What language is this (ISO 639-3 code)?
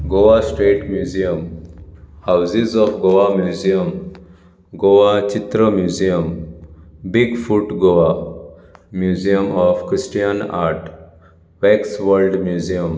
kok